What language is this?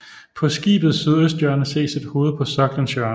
Danish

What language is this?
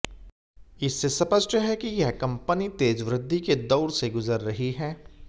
Hindi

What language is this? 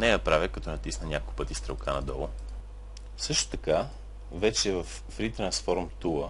Bulgarian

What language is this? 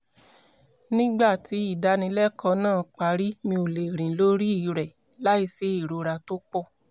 Yoruba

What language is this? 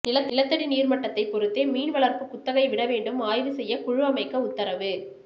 Tamil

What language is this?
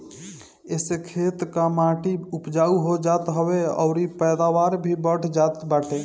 Bhojpuri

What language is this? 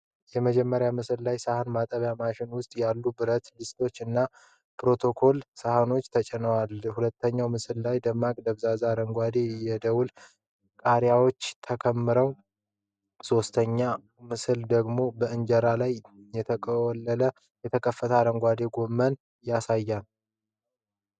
Amharic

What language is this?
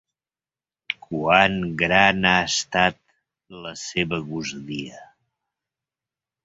Catalan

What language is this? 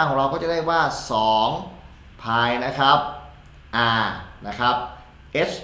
Thai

